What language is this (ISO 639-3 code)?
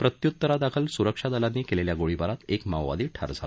mar